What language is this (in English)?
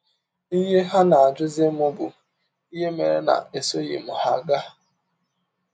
Igbo